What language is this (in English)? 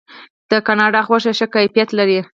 Pashto